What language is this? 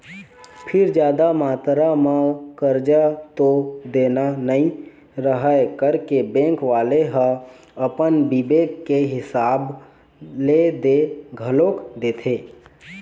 Chhattisgarhi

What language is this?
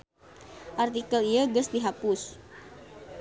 Sundanese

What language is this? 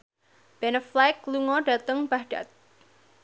Javanese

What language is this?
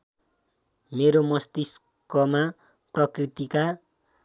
Nepali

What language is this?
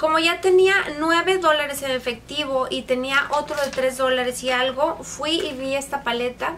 Spanish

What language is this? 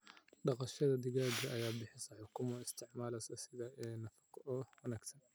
Somali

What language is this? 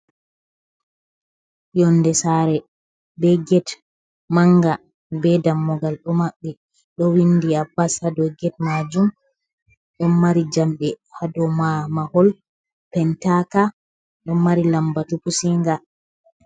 Fula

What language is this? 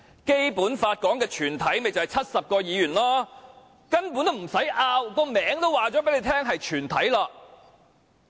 Cantonese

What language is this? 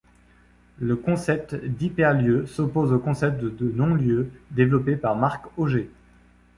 French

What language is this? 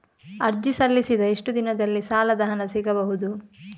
Kannada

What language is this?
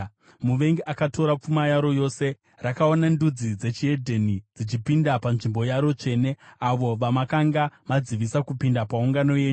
Shona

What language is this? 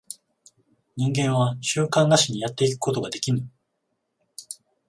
Japanese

